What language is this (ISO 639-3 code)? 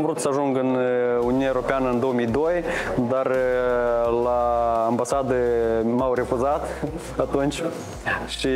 ron